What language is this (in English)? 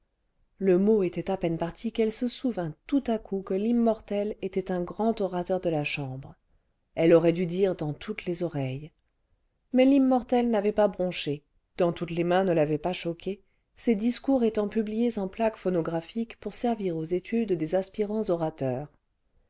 French